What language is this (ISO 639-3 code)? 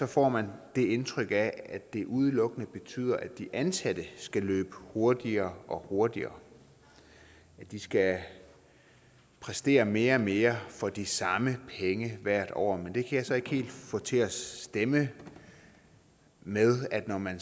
dan